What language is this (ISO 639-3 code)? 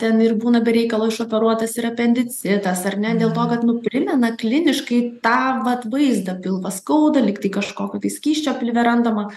lit